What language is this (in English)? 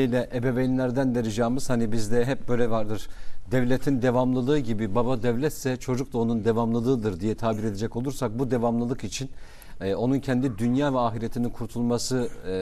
Turkish